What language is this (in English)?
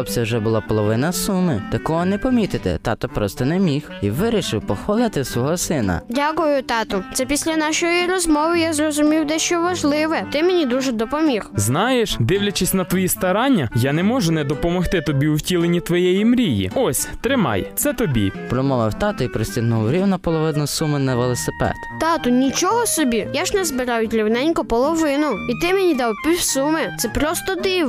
Ukrainian